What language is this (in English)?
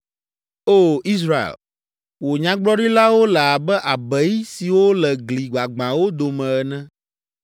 Ewe